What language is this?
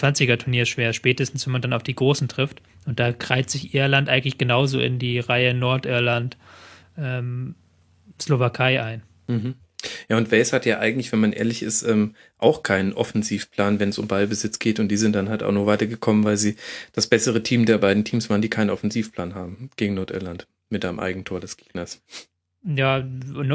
German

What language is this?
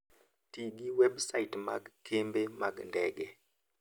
Luo (Kenya and Tanzania)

